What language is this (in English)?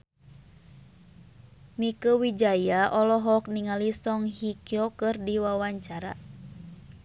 Sundanese